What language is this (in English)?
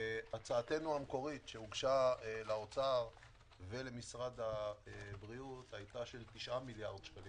Hebrew